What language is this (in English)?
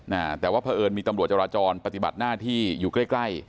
Thai